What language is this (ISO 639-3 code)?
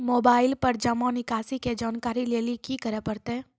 mai